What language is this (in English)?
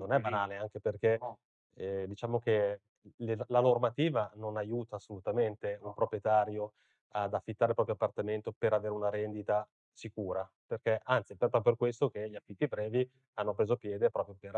Italian